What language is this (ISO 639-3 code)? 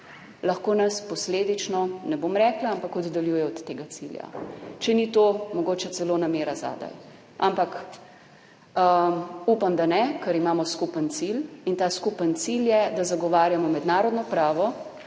slv